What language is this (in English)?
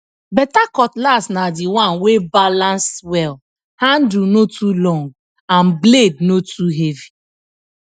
Nigerian Pidgin